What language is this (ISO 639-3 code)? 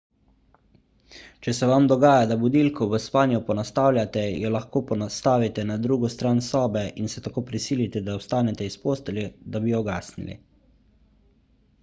slv